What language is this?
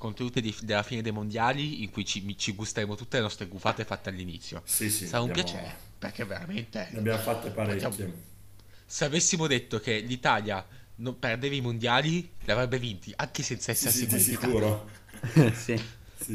Italian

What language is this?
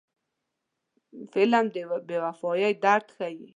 Pashto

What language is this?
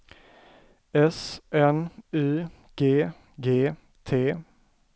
Swedish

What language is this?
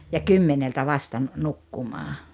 Finnish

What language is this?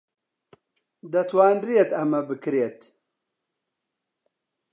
Central Kurdish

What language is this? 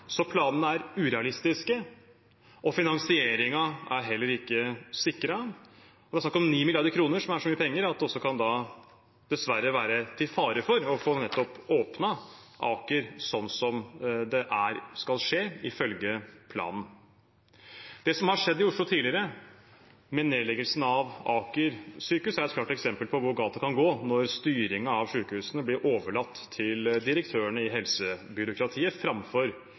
Norwegian Bokmål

